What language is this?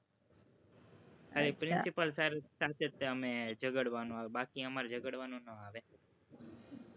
Gujarati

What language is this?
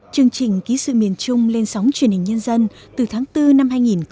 Vietnamese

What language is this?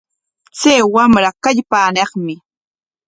Corongo Ancash Quechua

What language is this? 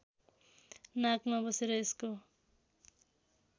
Nepali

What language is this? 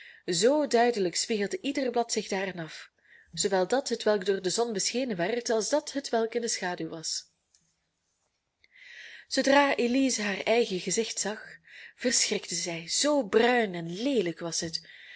Dutch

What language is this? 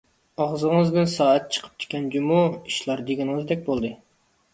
Uyghur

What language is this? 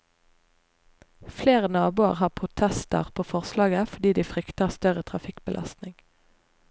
Norwegian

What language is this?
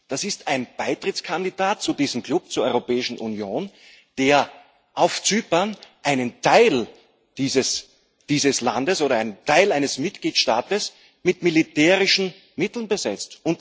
German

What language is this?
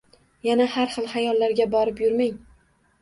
Uzbek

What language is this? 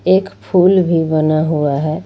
Hindi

